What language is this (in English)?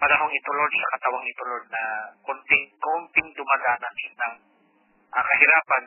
Filipino